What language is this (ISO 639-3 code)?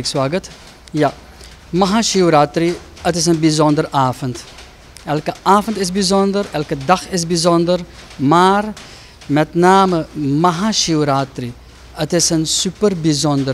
nld